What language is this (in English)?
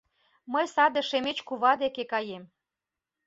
Mari